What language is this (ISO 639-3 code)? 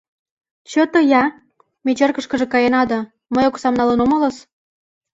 chm